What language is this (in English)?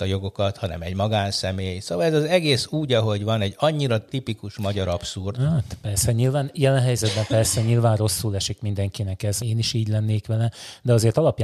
Hungarian